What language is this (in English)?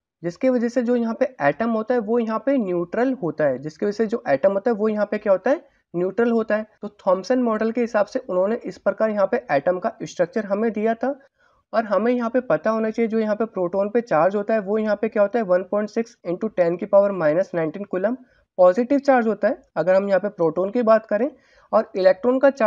Hindi